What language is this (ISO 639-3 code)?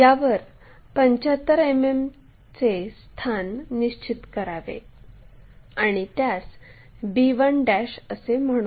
mar